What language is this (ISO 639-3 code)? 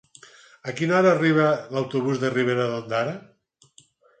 cat